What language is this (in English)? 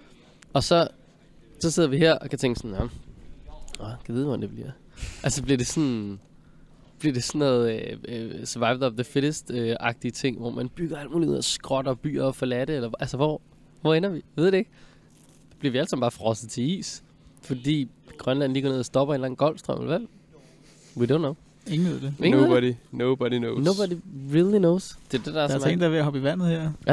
Danish